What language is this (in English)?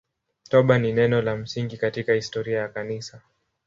Swahili